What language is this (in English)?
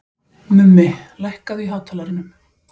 Icelandic